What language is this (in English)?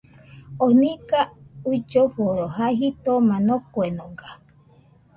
Nüpode Huitoto